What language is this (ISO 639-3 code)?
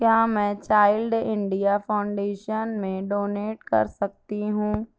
urd